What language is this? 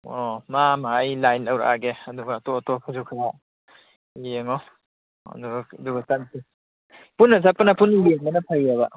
Manipuri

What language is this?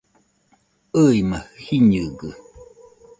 Nüpode Huitoto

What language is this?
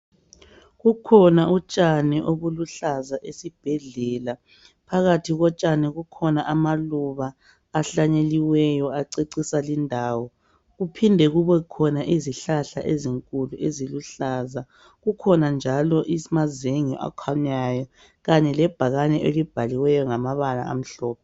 North Ndebele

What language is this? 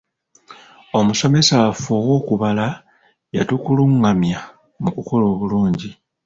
Ganda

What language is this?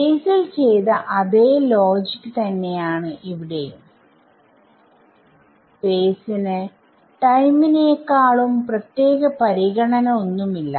Malayalam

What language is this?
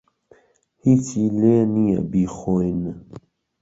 Central Kurdish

